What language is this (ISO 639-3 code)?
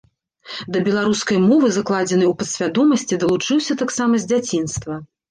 bel